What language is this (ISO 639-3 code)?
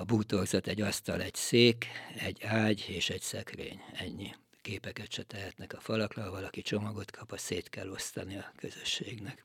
hun